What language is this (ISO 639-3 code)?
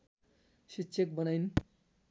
nep